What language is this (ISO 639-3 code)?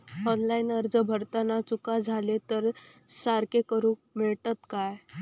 mar